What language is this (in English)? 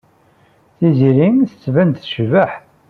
Kabyle